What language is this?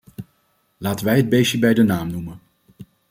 Dutch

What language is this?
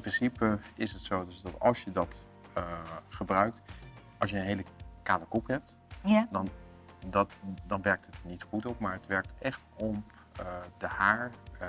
Dutch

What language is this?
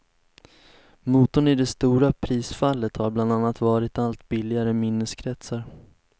Swedish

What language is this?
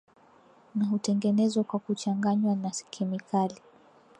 Swahili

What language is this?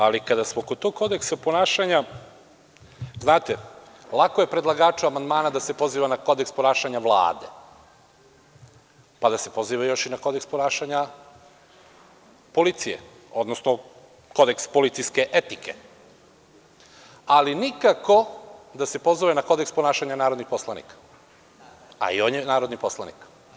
Serbian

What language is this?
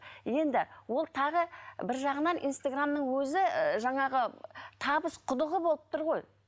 Kazakh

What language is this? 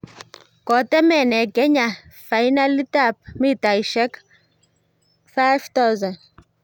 Kalenjin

